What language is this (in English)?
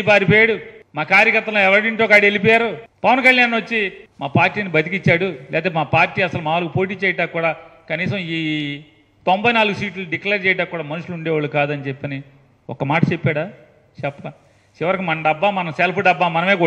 Telugu